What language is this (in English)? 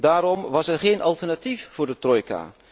Dutch